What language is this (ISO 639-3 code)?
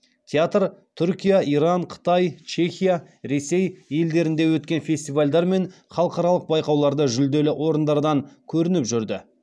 kaz